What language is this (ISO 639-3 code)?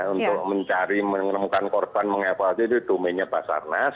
ind